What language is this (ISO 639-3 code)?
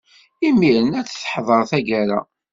kab